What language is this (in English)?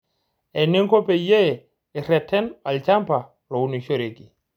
Masai